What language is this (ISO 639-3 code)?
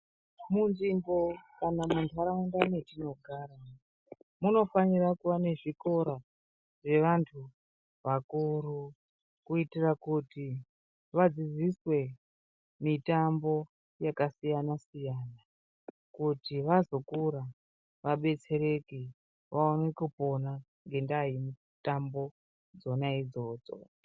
ndc